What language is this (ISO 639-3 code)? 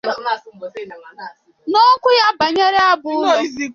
ibo